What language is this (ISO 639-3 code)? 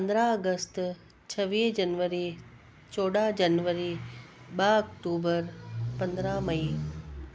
snd